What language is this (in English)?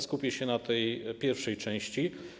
Polish